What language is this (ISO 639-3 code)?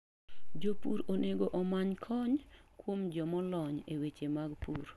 luo